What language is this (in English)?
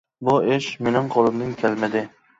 Uyghur